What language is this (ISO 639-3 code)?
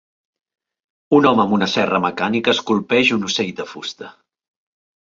cat